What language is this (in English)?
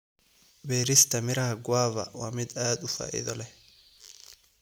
Somali